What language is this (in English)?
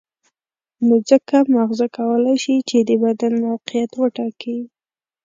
Pashto